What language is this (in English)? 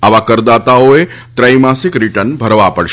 Gujarati